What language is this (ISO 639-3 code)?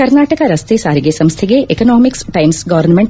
kan